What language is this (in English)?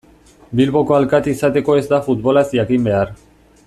Basque